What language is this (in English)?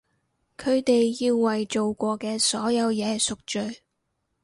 Cantonese